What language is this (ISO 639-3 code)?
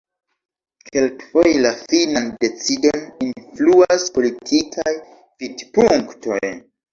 epo